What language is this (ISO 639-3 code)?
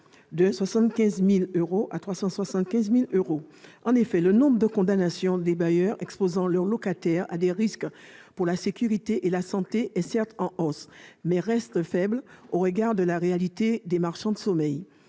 fra